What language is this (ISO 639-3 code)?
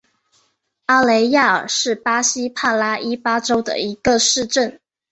zho